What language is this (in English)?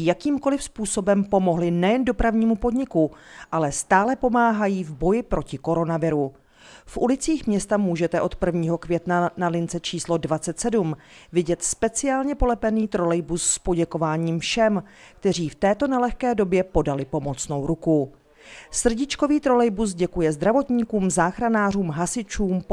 Czech